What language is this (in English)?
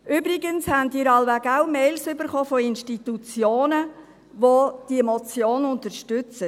Swiss German